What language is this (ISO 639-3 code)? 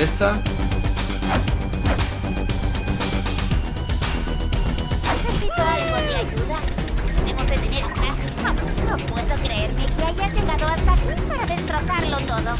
spa